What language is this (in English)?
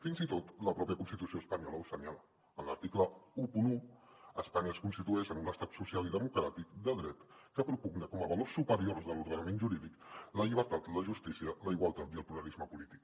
Catalan